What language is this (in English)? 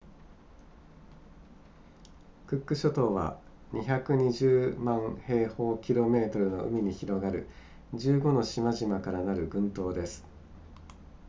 Japanese